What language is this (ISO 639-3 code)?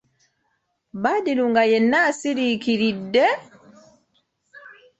lug